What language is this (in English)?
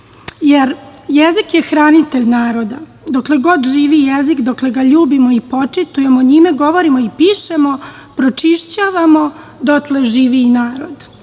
Serbian